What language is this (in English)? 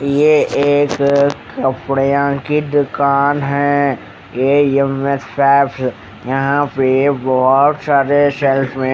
Hindi